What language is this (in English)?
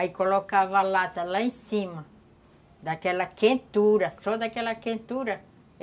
Portuguese